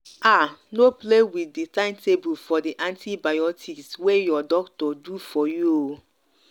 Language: Nigerian Pidgin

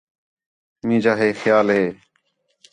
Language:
Khetrani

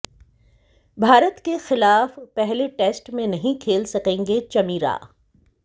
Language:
Hindi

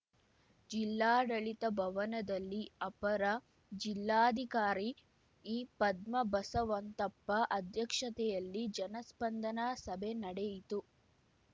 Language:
Kannada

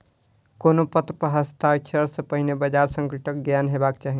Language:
Maithili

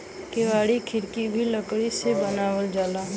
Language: Bhojpuri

